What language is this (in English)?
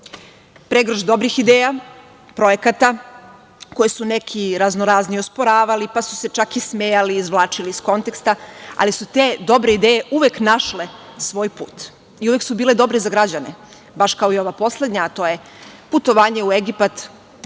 Serbian